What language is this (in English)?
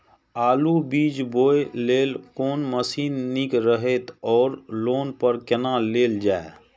Maithili